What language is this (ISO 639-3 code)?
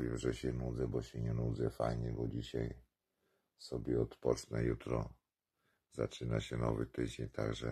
pol